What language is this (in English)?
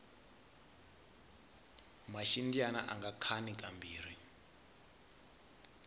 Tsonga